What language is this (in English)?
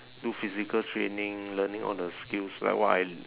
English